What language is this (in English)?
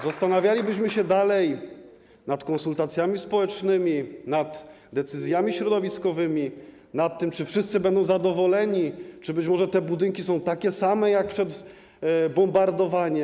Polish